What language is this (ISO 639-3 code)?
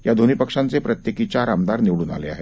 mar